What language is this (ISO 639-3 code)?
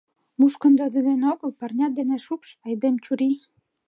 chm